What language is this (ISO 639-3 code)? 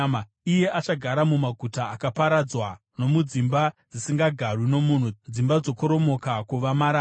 sna